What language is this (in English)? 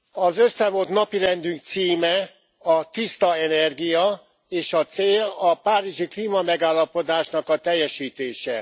Hungarian